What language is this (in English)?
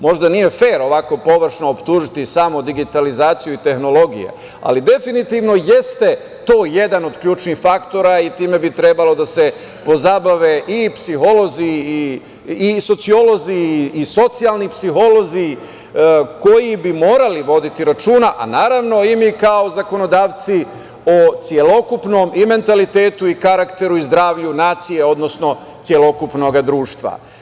Serbian